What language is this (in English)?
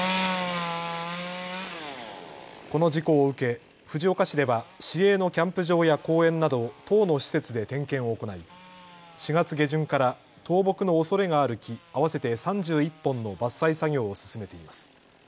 Japanese